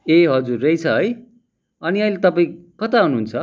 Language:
Nepali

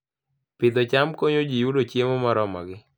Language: Luo (Kenya and Tanzania)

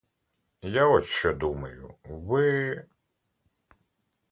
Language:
Ukrainian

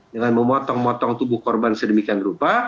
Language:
Indonesian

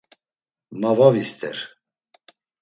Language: Laz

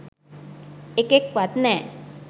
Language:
Sinhala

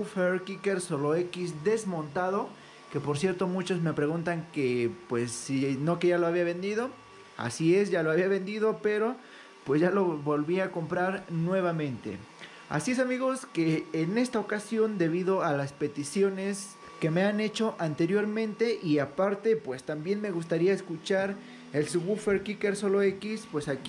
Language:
Spanish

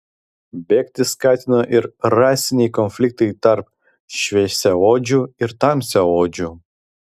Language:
Lithuanian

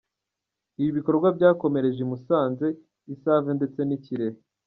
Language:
Kinyarwanda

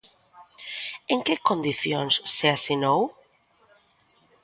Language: Galician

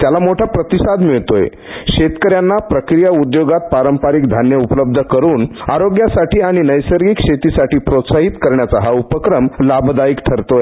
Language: Marathi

